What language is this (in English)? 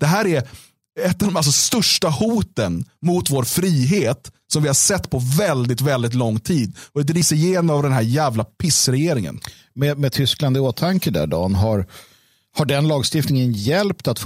Swedish